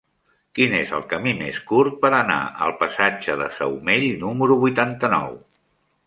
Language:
Catalan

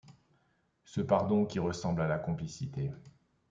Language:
French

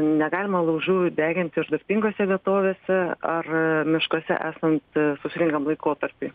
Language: Lithuanian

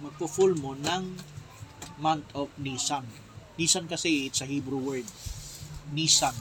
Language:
Filipino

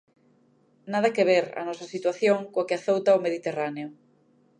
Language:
Galician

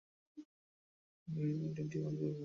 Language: Bangla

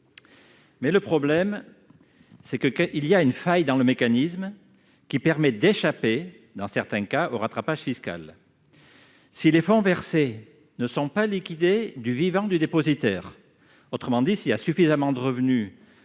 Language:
French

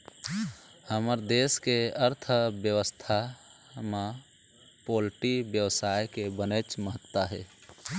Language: Chhattisgarhi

